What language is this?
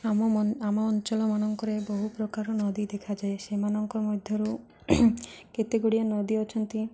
Odia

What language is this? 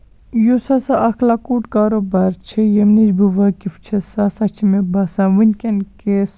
Kashmiri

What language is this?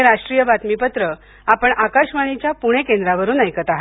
Marathi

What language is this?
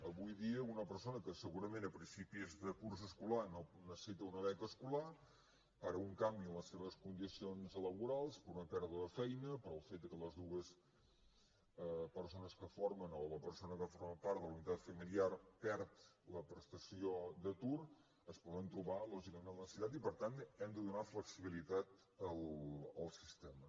Catalan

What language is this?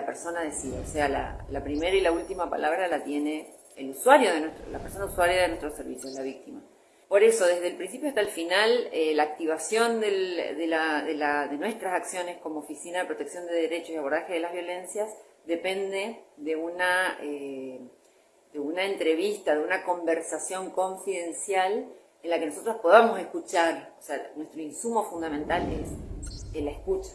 Spanish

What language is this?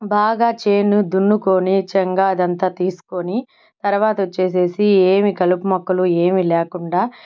Telugu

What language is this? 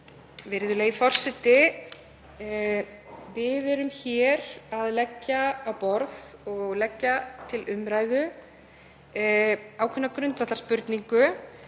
Icelandic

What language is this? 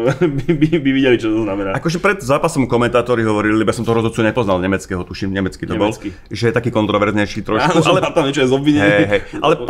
Slovak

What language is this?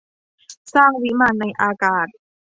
Thai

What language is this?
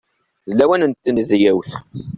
Kabyle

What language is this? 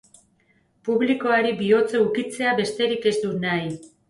Basque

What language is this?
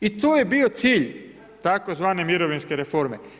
Croatian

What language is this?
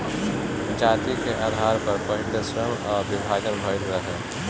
Bhojpuri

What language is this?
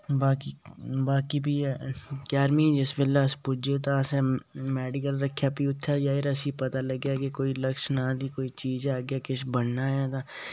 Dogri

